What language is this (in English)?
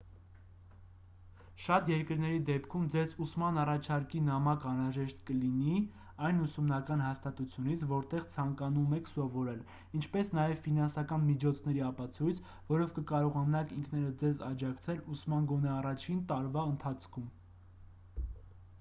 Armenian